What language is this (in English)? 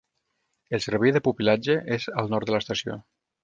Catalan